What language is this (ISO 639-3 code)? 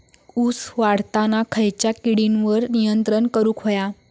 mar